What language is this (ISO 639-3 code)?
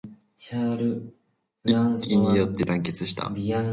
jpn